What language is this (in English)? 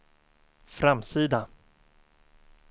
Swedish